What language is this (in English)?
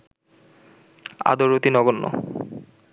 Bangla